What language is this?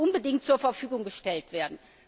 German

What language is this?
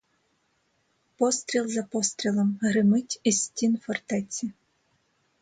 Ukrainian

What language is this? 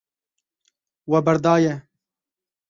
Kurdish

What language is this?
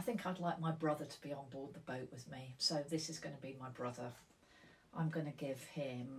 English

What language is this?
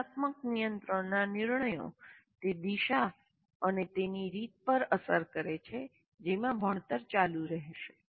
Gujarati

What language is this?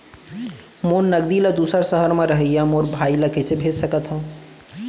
Chhattisgarhi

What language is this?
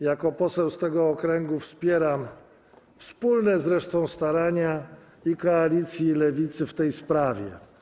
Polish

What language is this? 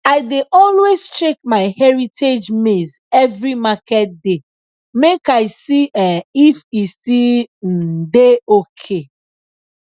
Nigerian Pidgin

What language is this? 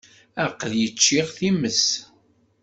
Kabyle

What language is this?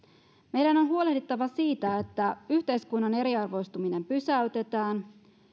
Finnish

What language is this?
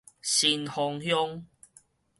Min Nan Chinese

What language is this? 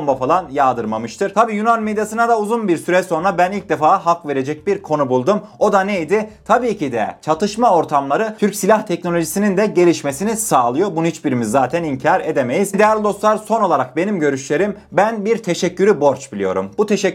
Turkish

